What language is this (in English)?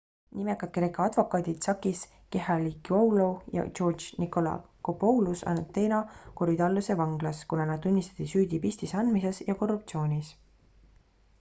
Estonian